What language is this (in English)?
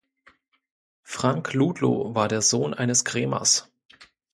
German